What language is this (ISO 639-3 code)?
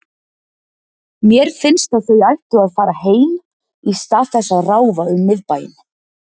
isl